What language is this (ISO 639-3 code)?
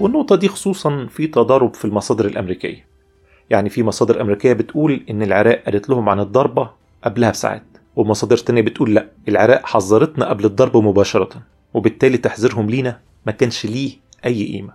ara